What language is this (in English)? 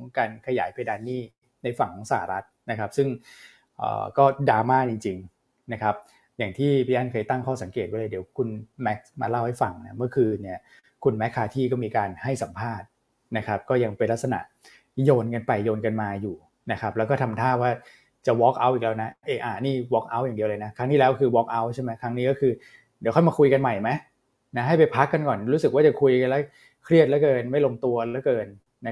Thai